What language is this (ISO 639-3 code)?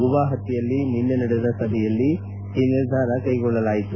kan